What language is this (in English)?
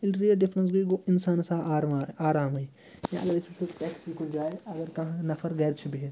Kashmiri